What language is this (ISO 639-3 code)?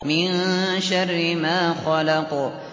ara